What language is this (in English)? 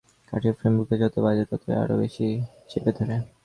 Bangla